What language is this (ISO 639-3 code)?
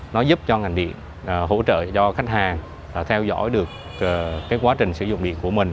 vie